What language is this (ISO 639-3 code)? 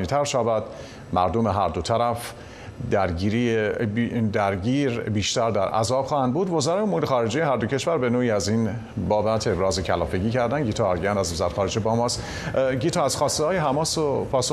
fas